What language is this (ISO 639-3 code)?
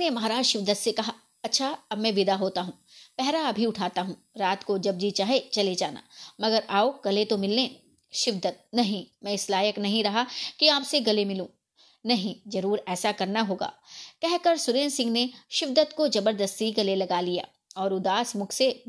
hin